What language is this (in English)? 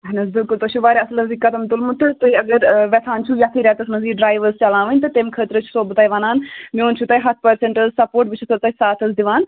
Kashmiri